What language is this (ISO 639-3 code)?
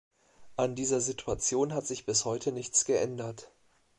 deu